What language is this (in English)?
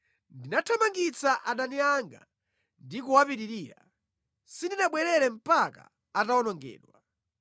Nyanja